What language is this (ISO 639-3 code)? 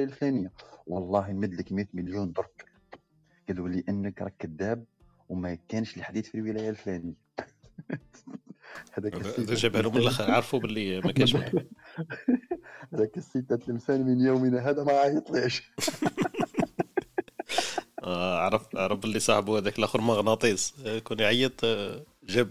ara